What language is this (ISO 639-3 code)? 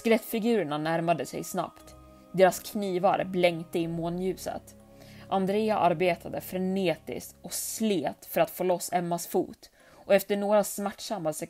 swe